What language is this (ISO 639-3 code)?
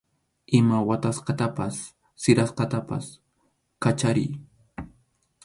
qxu